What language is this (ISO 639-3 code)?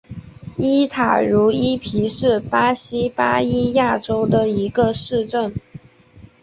zho